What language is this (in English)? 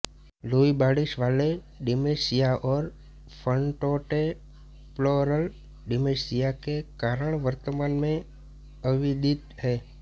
Hindi